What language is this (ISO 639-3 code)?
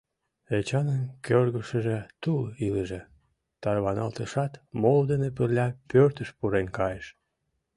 chm